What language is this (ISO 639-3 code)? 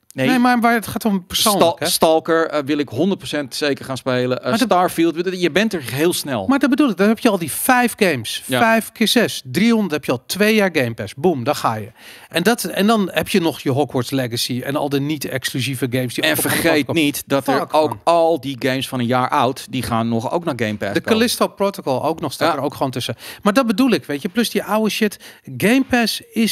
nld